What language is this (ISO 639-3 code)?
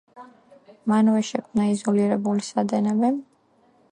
kat